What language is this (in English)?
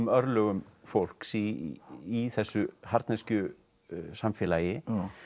Icelandic